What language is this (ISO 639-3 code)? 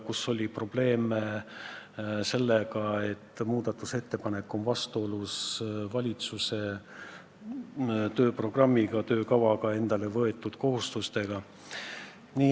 est